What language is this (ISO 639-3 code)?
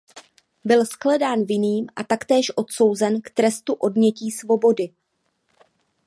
ces